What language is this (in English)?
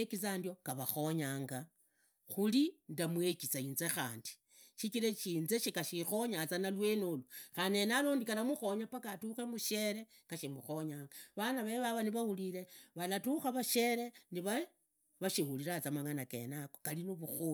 Idakho-Isukha-Tiriki